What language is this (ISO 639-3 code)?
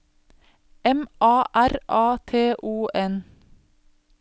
nor